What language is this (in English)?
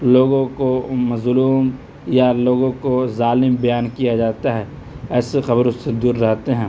Urdu